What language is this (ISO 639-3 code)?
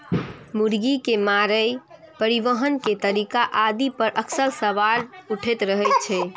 mai